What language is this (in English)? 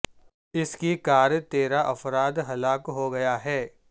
Urdu